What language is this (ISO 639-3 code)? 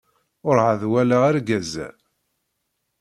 kab